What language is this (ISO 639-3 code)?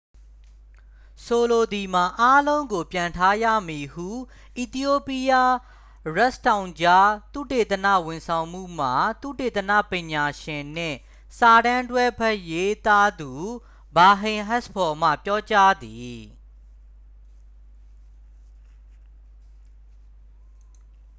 mya